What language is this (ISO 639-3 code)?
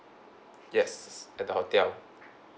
eng